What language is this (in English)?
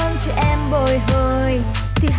Vietnamese